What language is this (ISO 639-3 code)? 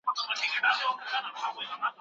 pus